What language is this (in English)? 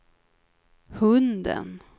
Swedish